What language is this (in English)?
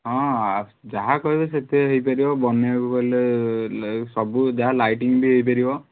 Odia